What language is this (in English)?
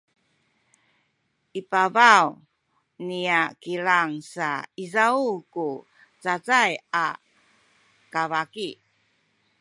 Sakizaya